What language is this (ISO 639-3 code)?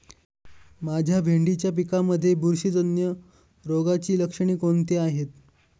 mar